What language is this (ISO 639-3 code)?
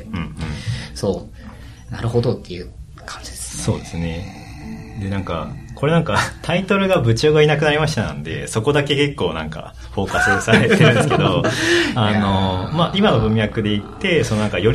jpn